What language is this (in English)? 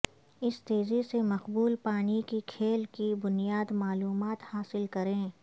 Urdu